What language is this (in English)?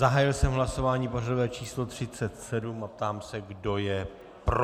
Czech